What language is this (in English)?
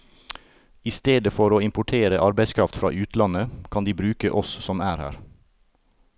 Norwegian